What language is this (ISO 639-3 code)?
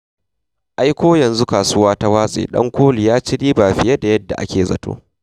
hau